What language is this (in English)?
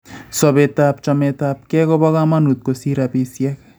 Kalenjin